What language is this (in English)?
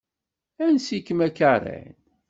Kabyle